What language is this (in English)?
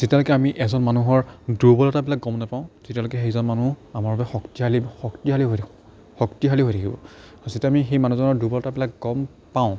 Assamese